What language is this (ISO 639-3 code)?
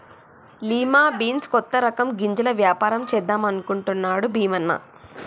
tel